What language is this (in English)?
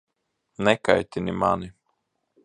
Latvian